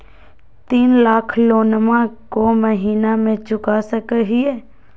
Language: Magahi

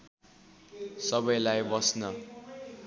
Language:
Nepali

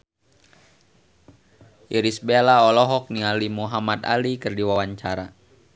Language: Sundanese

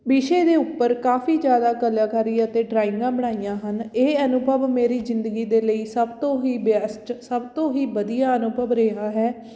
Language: Punjabi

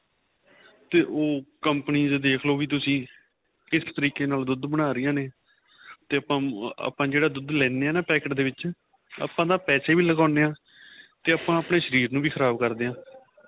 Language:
Punjabi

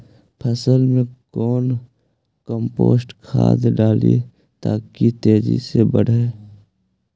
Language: Magahi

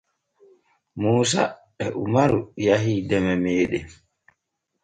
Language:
Borgu Fulfulde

